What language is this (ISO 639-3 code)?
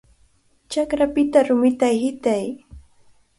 qvl